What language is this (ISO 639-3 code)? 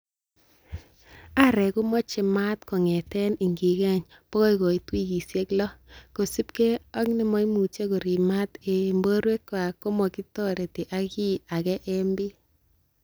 kln